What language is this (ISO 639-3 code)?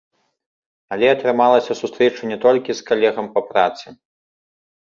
bel